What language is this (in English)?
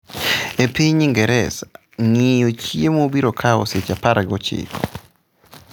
Luo (Kenya and Tanzania)